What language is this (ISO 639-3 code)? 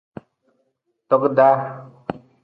nmz